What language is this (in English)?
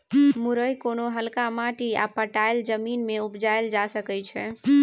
Maithili